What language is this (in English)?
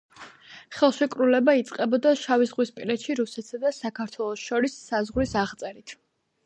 Georgian